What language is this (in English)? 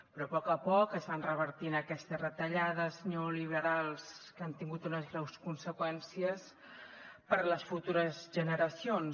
Catalan